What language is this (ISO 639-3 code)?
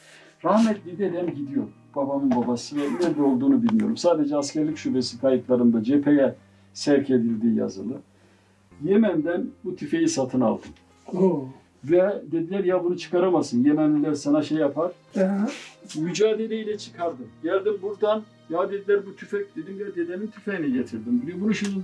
tur